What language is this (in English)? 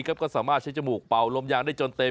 Thai